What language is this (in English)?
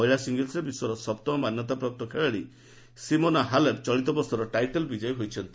Odia